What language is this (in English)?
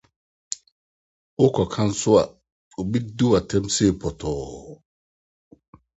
Akan